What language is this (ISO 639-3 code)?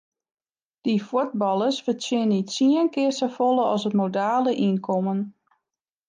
fry